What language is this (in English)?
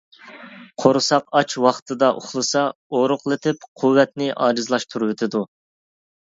Uyghur